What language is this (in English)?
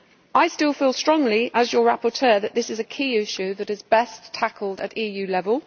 English